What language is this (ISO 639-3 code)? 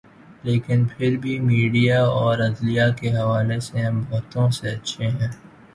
urd